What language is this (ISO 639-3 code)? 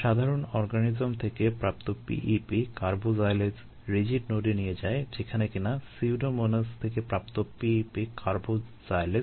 ben